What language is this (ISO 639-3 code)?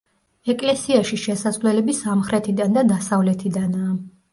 kat